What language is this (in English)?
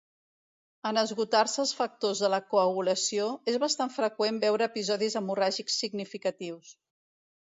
Catalan